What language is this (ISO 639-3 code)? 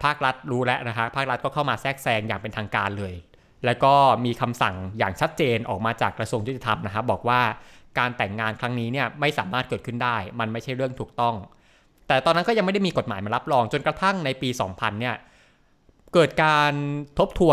tha